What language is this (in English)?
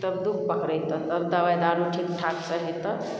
Maithili